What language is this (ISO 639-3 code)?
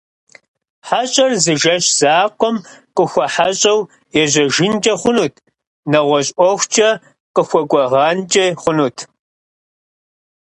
kbd